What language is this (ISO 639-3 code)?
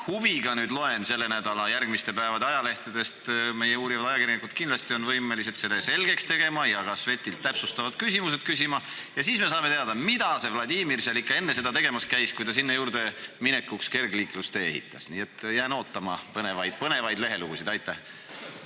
est